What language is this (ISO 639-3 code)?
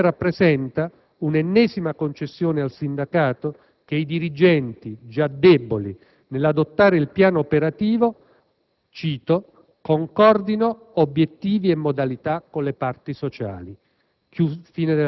ita